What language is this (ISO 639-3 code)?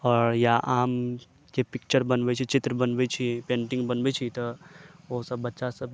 mai